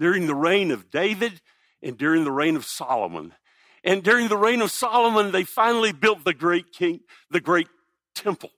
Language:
English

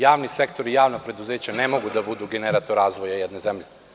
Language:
Serbian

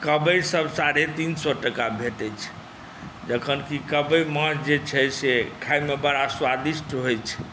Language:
Maithili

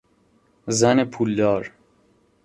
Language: Persian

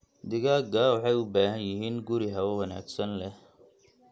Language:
Somali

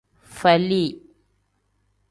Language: Tem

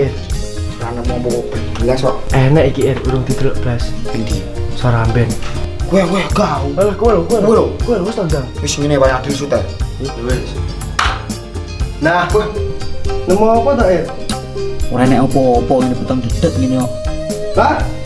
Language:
Indonesian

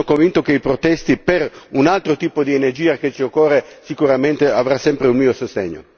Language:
Italian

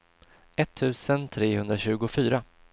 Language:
Swedish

